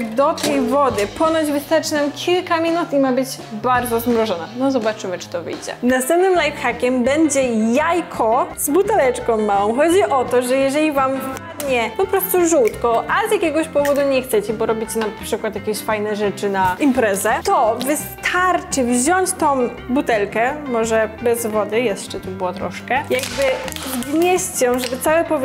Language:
Polish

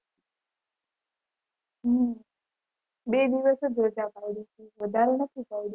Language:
Gujarati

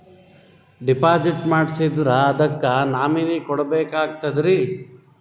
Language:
Kannada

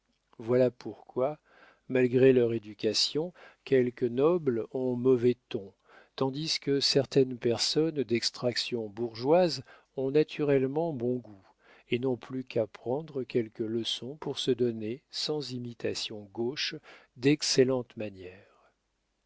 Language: French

